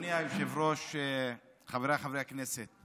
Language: Hebrew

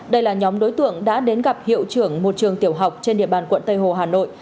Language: Vietnamese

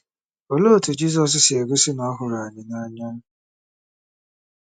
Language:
Igbo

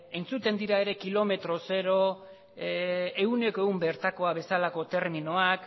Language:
Basque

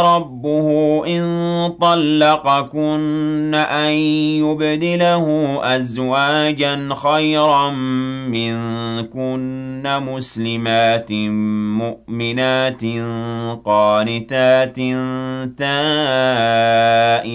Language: Arabic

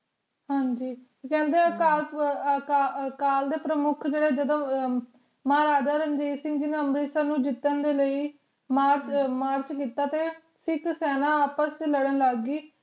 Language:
Punjabi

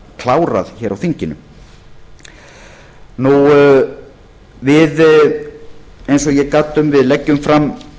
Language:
Icelandic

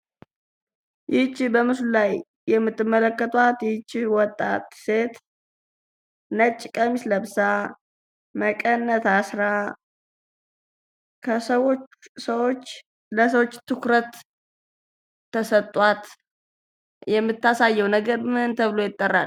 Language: Amharic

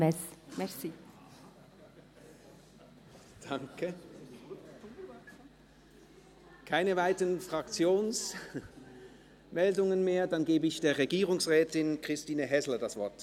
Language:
Swiss German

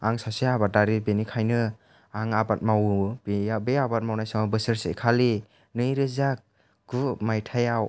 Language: Bodo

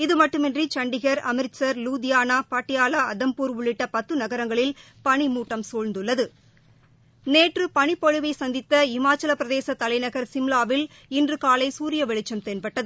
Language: Tamil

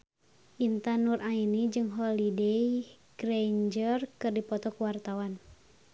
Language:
Sundanese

